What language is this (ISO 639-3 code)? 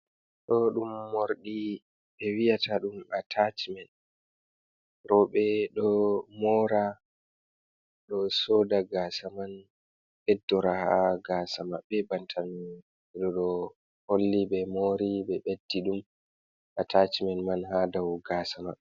ful